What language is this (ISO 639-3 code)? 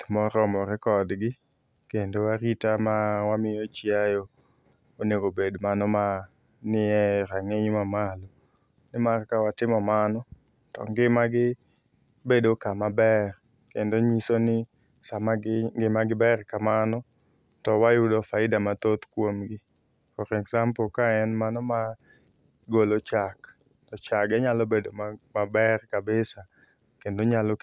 luo